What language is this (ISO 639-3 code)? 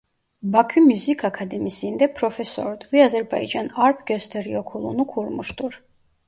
tur